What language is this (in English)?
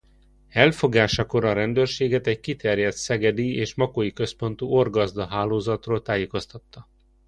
Hungarian